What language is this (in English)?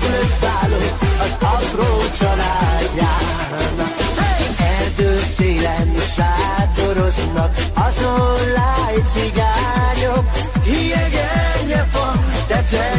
Hungarian